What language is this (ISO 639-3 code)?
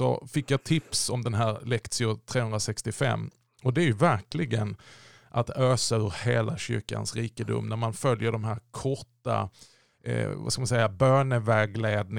swe